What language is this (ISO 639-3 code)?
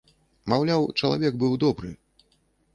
bel